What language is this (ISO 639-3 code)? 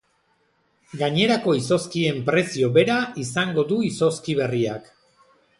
eus